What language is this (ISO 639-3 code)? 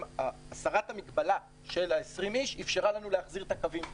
heb